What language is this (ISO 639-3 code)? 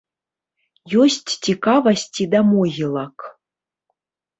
bel